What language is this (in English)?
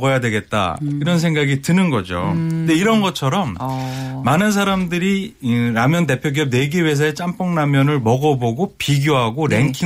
Korean